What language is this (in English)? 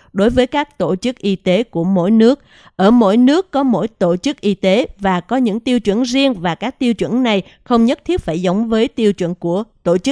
Vietnamese